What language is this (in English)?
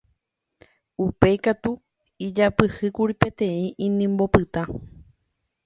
Guarani